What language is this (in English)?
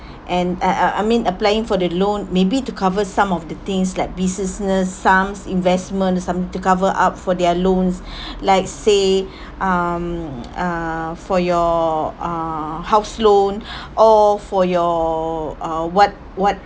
English